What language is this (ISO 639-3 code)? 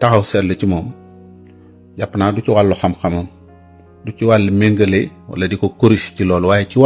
ara